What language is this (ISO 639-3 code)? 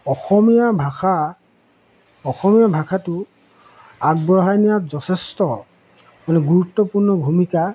asm